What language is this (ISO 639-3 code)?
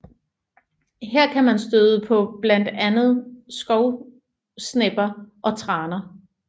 dan